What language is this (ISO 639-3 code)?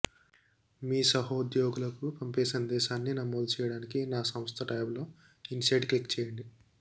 tel